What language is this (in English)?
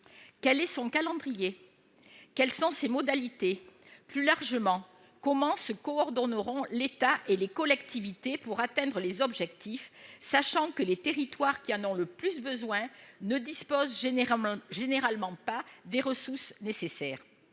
French